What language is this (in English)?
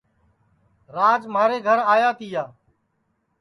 Sansi